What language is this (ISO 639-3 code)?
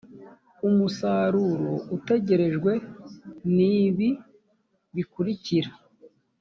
kin